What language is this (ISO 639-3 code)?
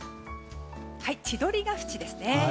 jpn